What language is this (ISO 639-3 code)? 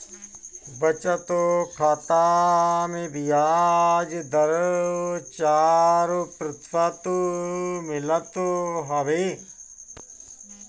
bho